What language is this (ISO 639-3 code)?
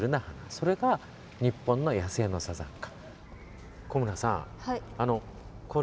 jpn